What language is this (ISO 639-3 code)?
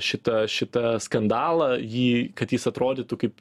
lit